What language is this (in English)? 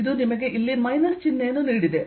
Kannada